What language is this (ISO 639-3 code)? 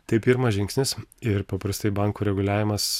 lit